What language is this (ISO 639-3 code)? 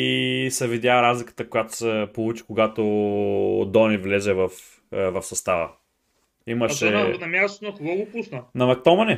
bul